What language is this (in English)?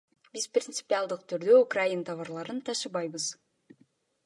Kyrgyz